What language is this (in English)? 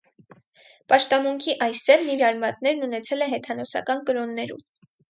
Armenian